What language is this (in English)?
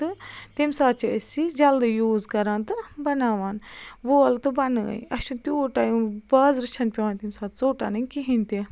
Kashmiri